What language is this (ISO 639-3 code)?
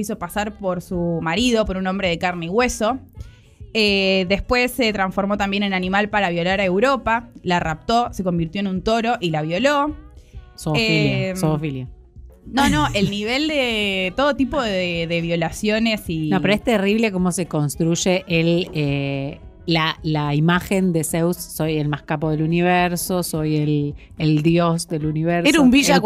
spa